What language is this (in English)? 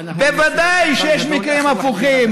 Hebrew